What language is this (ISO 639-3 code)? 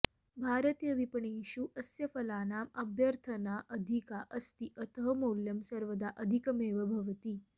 san